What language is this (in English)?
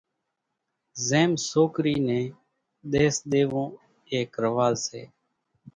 Kachi Koli